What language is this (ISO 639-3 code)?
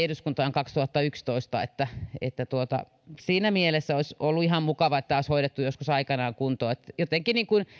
fin